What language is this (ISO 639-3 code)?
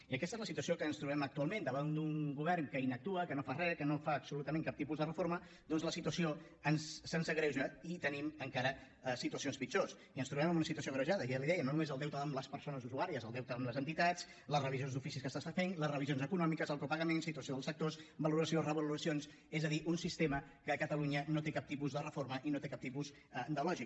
cat